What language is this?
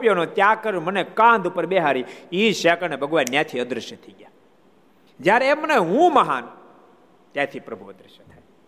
Gujarati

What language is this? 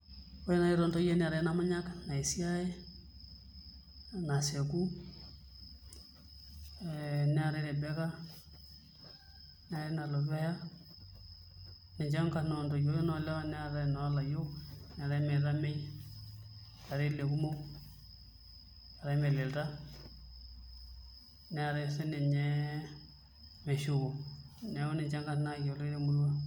Masai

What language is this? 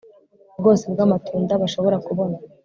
Kinyarwanda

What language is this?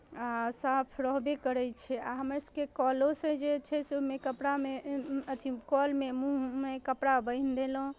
Maithili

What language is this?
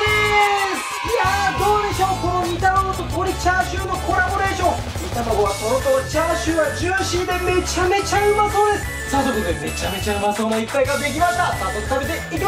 Japanese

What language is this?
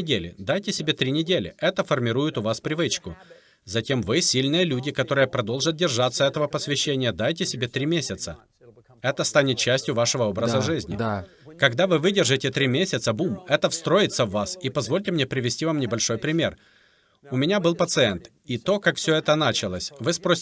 Russian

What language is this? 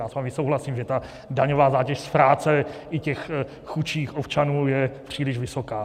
Czech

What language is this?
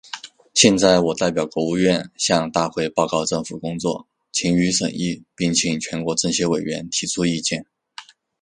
Chinese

